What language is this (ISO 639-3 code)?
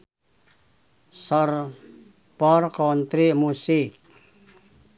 sun